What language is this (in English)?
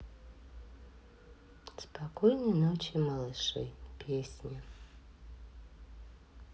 Russian